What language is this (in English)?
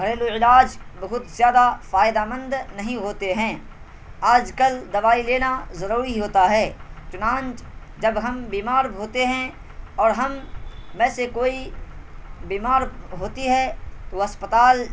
Urdu